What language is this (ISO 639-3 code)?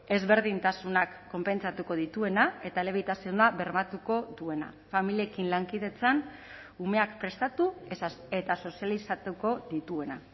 eus